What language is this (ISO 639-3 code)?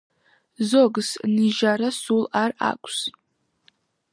kat